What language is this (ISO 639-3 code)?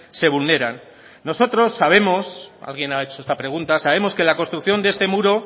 spa